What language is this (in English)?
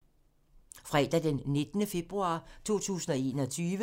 Danish